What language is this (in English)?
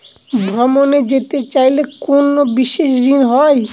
Bangla